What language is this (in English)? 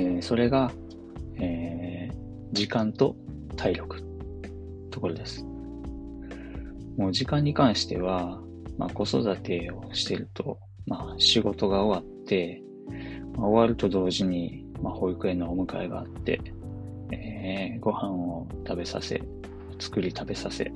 Japanese